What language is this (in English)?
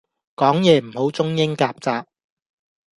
Cantonese